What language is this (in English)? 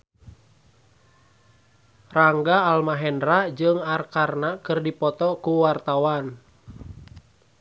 Sundanese